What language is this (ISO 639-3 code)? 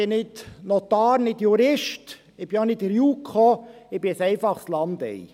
gsw